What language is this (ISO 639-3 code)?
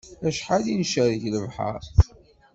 kab